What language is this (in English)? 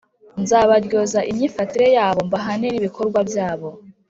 Kinyarwanda